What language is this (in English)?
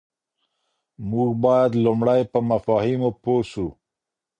Pashto